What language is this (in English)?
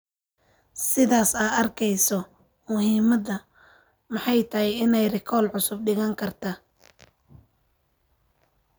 Somali